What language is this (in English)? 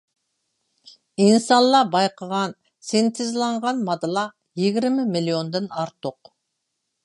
Uyghur